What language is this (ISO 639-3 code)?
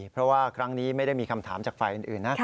tha